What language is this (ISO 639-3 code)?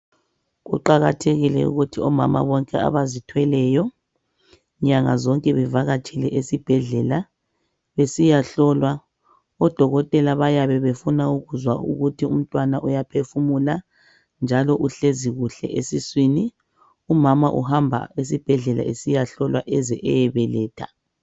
nde